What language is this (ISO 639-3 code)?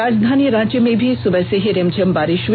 hin